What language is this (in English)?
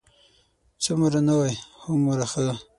Pashto